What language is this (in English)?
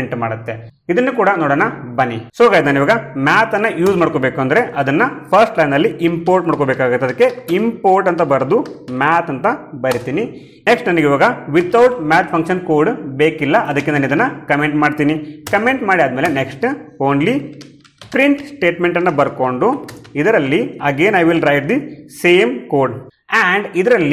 Kannada